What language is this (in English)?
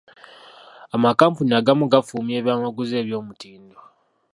Ganda